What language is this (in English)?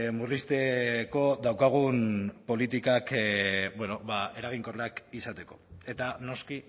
Basque